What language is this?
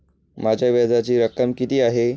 Marathi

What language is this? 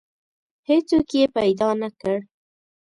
Pashto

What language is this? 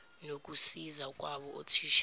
Zulu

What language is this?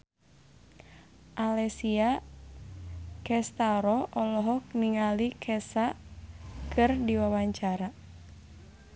Sundanese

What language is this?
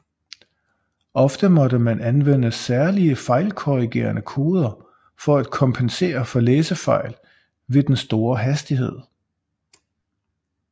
Danish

